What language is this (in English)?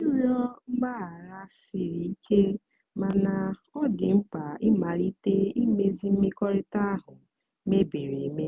Igbo